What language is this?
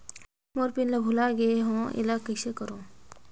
Chhattisgarhi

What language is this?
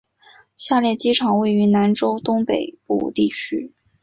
Chinese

